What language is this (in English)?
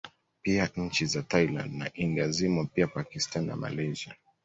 Swahili